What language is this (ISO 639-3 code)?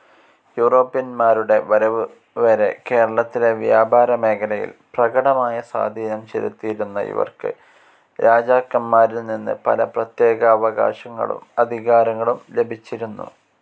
mal